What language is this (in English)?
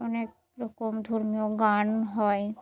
Bangla